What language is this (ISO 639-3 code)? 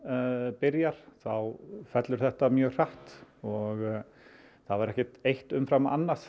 isl